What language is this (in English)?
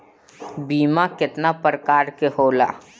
Bhojpuri